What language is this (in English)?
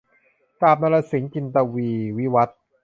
Thai